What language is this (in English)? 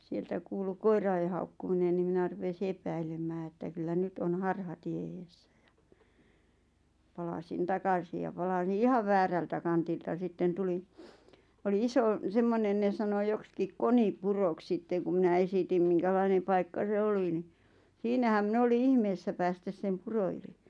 Finnish